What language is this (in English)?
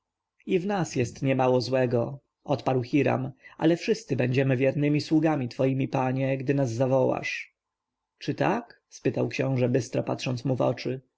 Polish